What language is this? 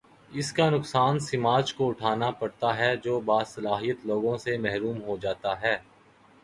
Urdu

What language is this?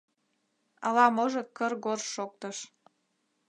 Mari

